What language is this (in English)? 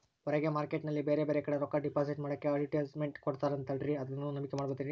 Kannada